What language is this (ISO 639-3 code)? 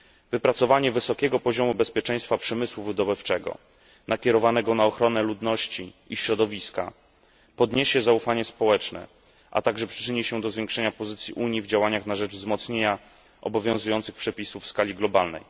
pol